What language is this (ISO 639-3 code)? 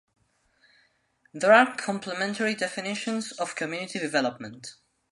eng